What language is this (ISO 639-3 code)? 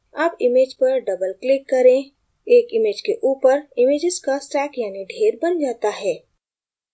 hin